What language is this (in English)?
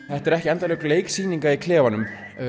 Icelandic